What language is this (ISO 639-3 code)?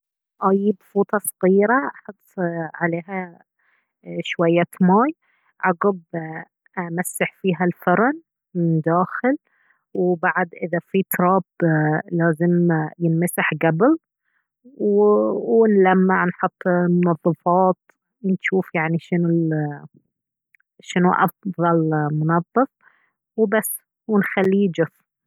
abv